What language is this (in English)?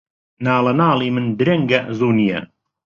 Central Kurdish